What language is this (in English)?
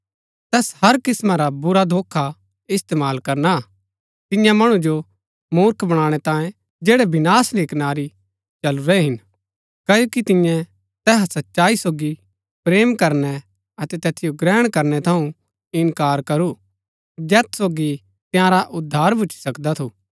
Gaddi